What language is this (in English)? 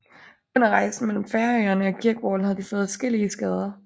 Danish